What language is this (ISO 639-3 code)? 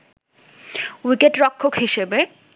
ben